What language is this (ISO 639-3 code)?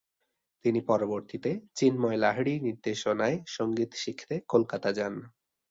ben